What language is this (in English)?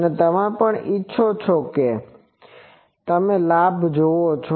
Gujarati